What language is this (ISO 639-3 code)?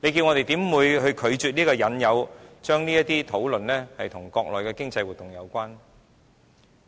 yue